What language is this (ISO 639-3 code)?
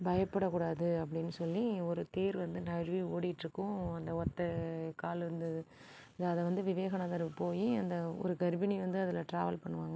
tam